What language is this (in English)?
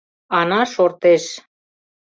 Mari